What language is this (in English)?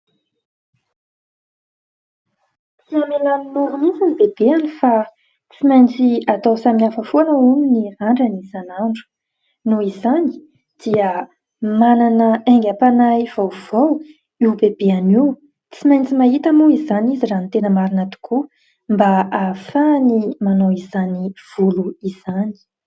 Malagasy